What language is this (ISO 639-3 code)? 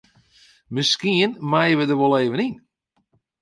fry